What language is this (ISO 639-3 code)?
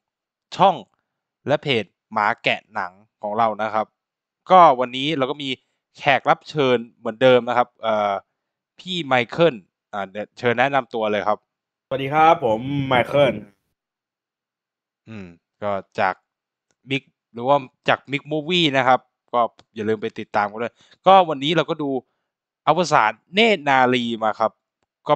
tha